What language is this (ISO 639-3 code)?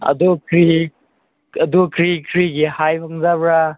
mni